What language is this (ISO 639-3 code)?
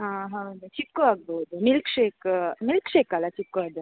kan